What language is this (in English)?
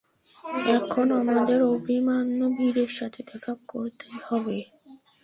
Bangla